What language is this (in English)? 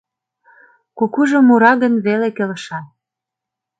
Mari